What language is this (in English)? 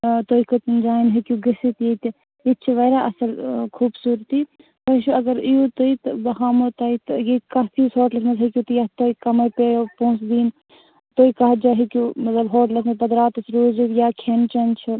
Kashmiri